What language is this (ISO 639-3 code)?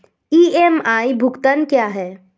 hin